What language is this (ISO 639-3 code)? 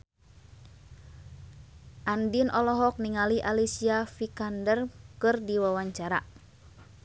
sun